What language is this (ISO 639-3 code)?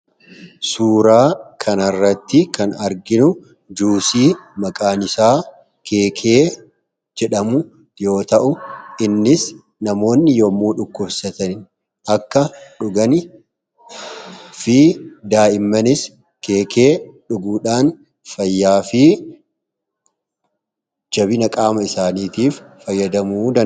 orm